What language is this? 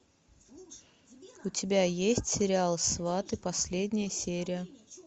Russian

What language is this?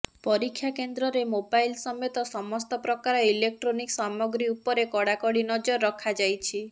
Odia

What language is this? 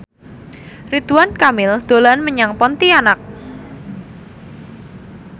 Javanese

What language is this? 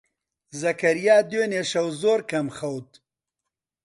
Central Kurdish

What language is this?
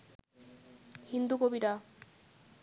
Bangla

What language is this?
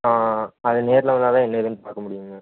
Tamil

